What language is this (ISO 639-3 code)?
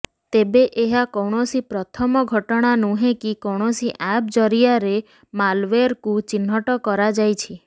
ori